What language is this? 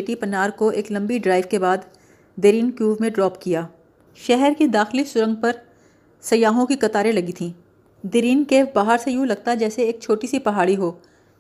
Urdu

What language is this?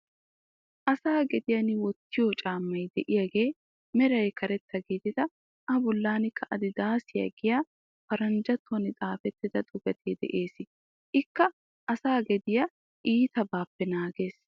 Wolaytta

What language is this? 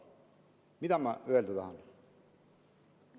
Estonian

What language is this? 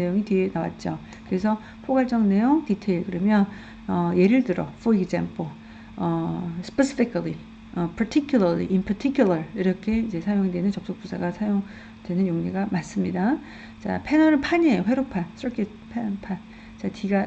Korean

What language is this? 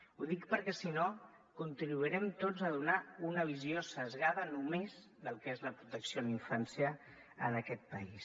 Catalan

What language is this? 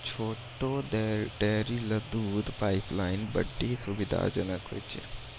Maithili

